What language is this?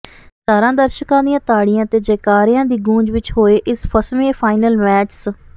Punjabi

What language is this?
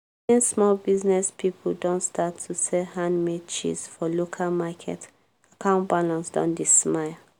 Nigerian Pidgin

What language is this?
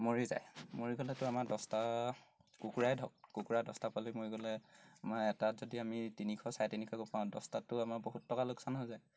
Assamese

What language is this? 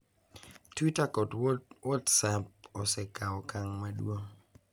Luo (Kenya and Tanzania)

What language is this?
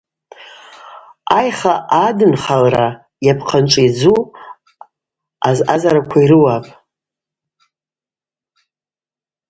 Abaza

